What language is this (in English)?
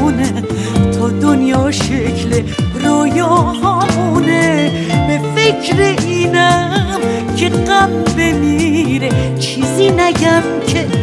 Persian